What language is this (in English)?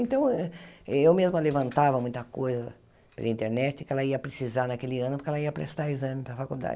Portuguese